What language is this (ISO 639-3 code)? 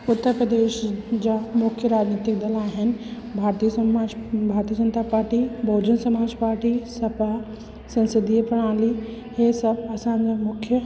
snd